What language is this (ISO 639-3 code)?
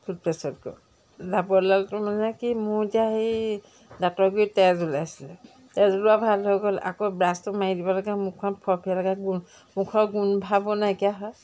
asm